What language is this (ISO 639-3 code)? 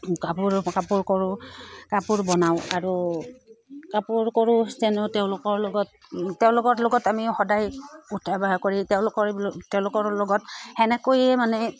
asm